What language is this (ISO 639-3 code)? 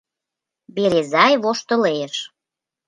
chm